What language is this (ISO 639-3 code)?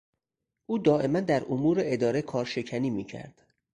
fas